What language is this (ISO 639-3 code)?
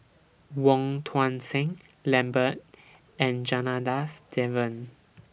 eng